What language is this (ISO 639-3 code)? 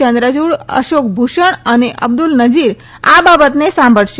guj